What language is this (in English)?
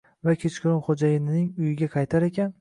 Uzbek